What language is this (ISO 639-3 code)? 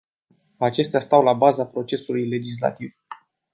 ron